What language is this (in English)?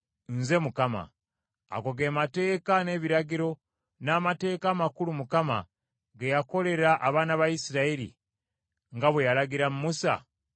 Ganda